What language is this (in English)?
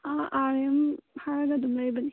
Manipuri